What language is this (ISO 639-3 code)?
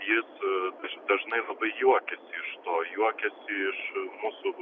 lit